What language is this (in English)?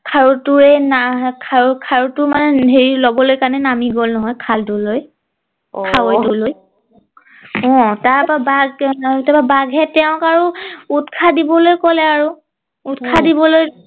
Assamese